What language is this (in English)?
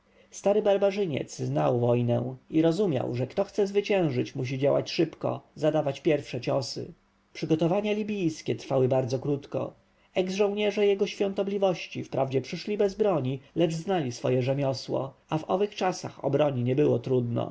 Polish